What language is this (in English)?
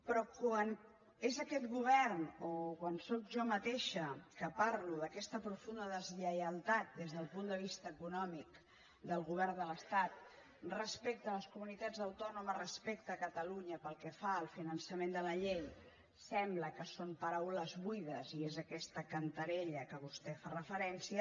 Catalan